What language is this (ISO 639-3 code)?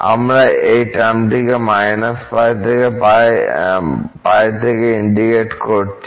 ben